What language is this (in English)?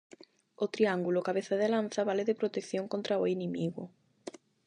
Galician